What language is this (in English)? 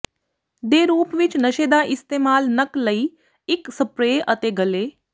Punjabi